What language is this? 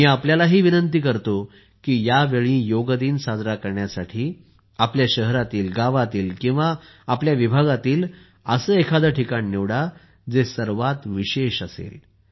Marathi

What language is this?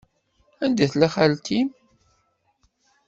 Kabyle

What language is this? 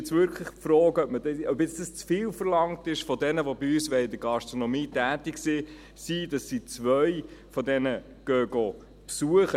Swiss German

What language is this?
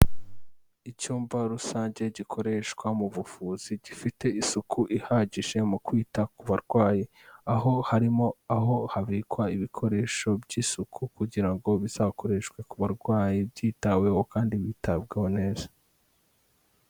Kinyarwanda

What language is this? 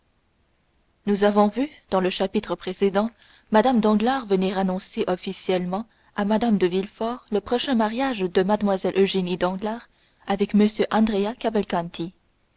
French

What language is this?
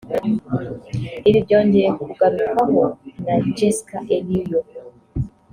Kinyarwanda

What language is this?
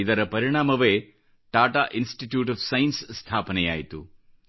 Kannada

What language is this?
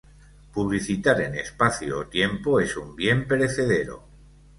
Spanish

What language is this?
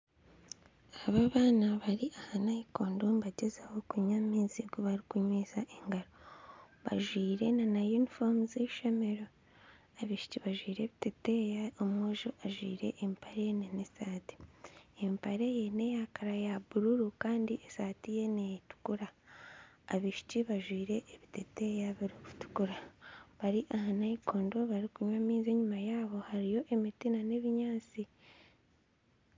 Nyankole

